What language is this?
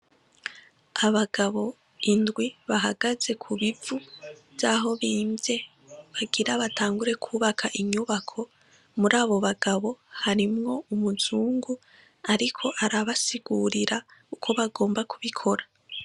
Rundi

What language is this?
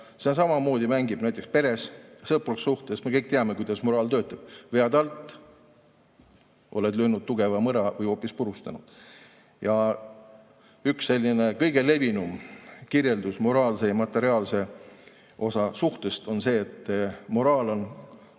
Estonian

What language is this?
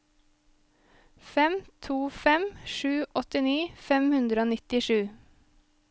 Norwegian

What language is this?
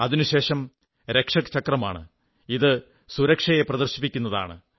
Malayalam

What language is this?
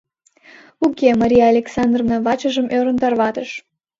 Mari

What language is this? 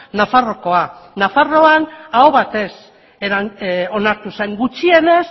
Basque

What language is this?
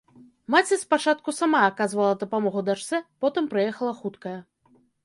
Belarusian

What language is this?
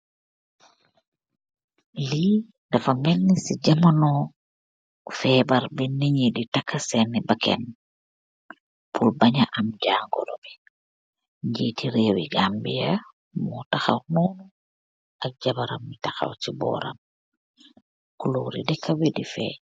Wolof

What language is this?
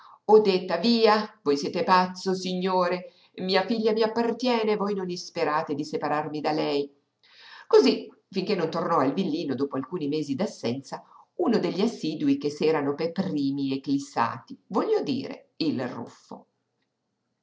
Italian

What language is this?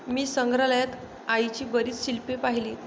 Marathi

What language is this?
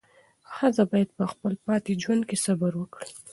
Pashto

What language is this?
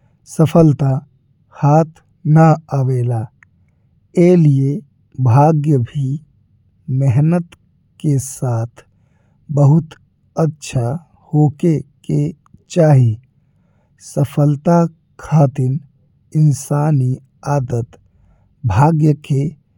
Bhojpuri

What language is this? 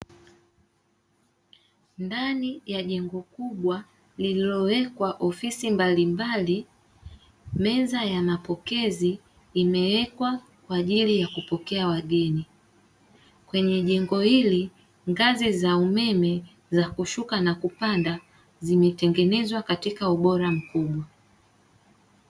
Swahili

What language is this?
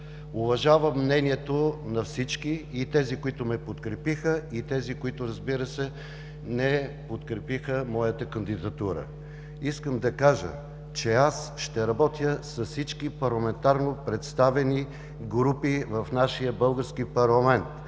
Bulgarian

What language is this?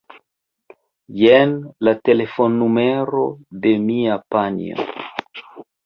Esperanto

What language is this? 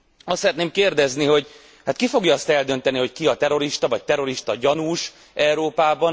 Hungarian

